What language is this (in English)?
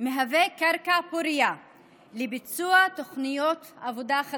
Hebrew